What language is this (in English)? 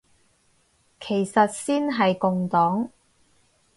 Cantonese